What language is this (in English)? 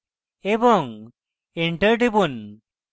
Bangla